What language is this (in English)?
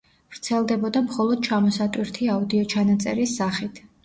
Georgian